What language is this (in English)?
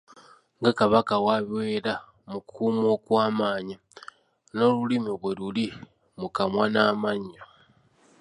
Ganda